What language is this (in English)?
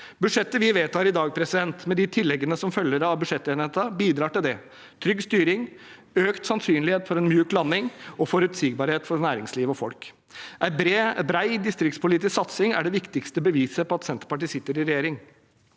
Norwegian